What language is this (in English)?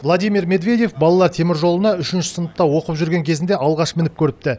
Kazakh